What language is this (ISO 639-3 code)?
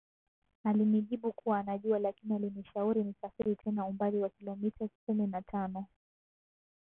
swa